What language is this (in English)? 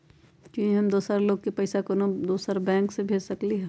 Magahi